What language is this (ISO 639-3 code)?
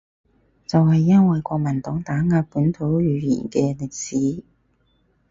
yue